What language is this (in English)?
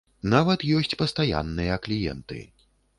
Belarusian